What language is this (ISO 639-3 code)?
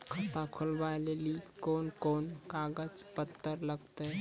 mai